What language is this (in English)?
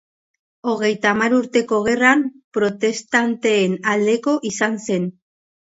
Basque